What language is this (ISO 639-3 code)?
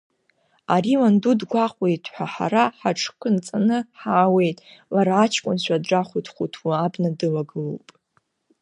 abk